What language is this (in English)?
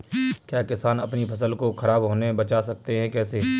Hindi